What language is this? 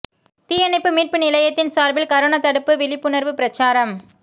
Tamil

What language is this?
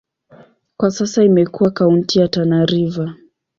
Swahili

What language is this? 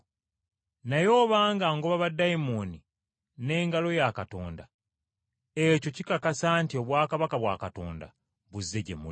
Ganda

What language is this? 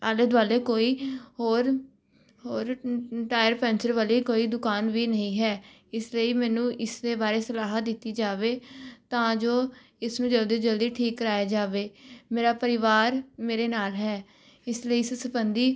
Punjabi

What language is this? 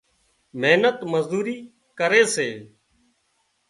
Wadiyara Koli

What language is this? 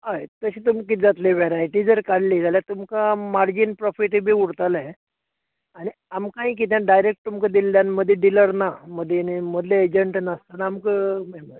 Konkani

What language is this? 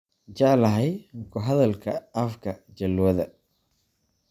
Somali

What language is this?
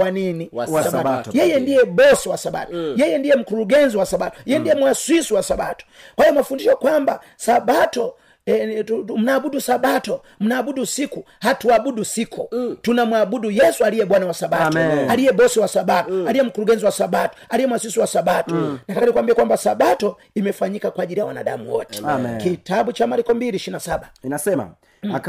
Swahili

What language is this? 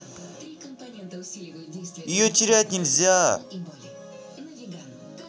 Russian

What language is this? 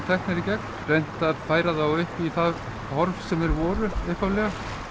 Icelandic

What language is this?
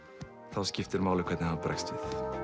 Icelandic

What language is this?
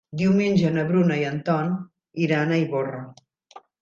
Catalan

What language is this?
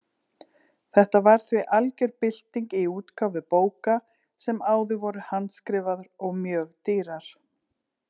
Icelandic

